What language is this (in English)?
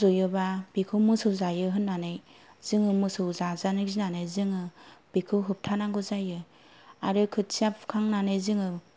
Bodo